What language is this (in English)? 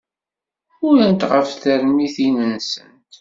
Kabyle